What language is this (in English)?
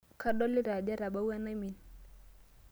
Masai